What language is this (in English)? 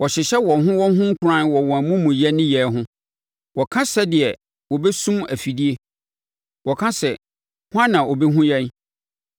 Akan